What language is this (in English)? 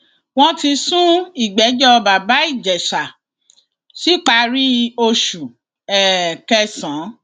Yoruba